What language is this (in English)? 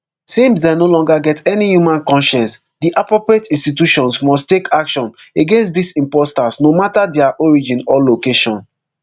Nigerian Pidgin